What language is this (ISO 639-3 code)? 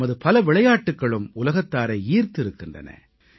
tam